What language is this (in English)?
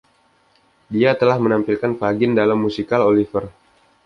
Indonesian